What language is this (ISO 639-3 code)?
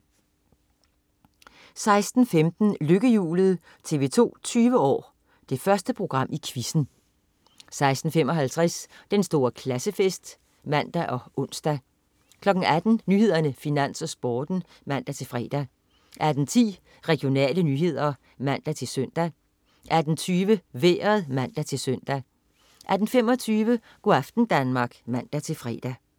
dan